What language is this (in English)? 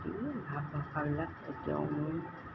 Assamese